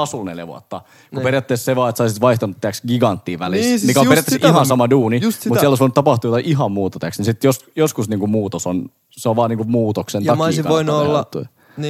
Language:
Finnish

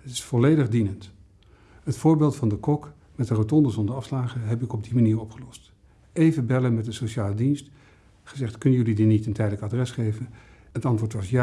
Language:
Dutch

